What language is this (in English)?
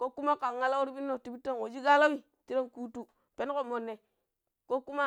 Pero